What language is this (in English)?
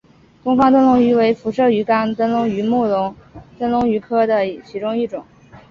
Chinese